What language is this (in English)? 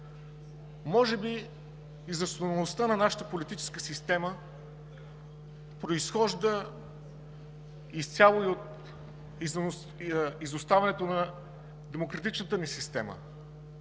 Bulgarian